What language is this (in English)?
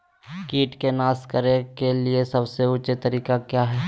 Magahi